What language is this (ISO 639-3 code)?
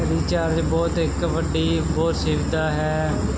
pan